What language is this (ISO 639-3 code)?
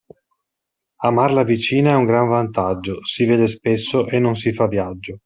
ita